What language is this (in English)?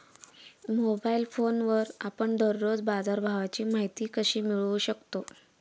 Marathi